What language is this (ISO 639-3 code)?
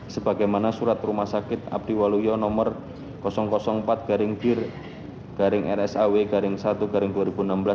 ind